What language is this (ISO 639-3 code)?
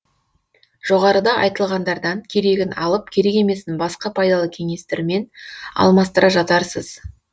kaz